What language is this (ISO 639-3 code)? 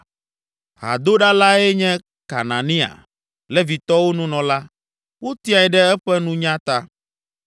ewe